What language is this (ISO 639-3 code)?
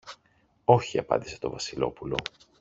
ell